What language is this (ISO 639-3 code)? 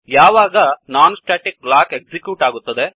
kan